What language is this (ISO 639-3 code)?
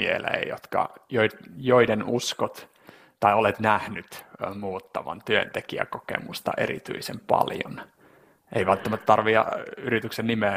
fin